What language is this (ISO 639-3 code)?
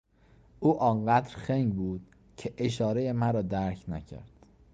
fas